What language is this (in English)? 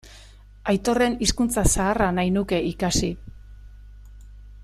Basque